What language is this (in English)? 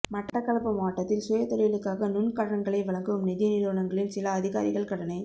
Tamil